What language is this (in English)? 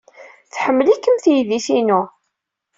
Kabyle